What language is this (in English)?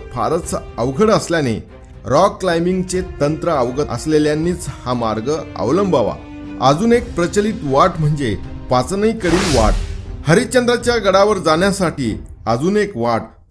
Marathi